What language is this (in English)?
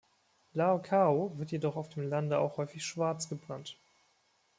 German